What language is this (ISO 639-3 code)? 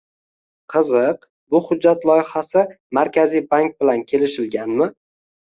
uzb